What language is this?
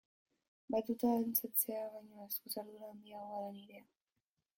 Basque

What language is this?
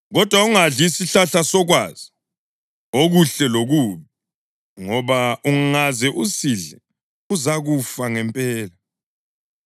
North Ndebele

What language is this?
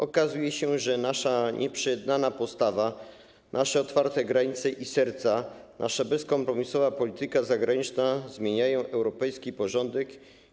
Polish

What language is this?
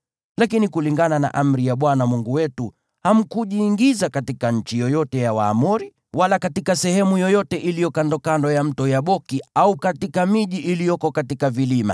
Swahili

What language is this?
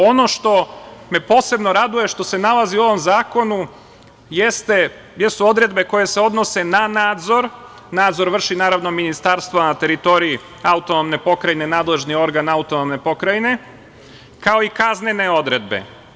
Serbian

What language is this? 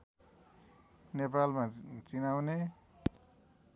Nepali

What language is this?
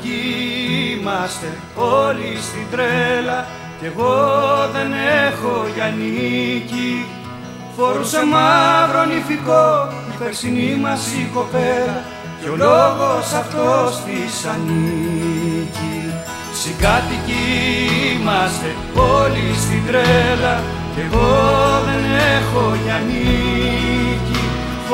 Greek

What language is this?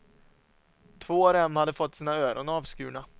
Swedish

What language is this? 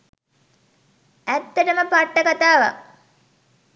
Sinhala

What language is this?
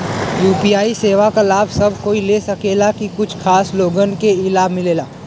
Bhojpuri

